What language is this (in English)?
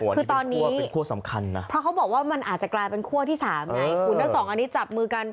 Thai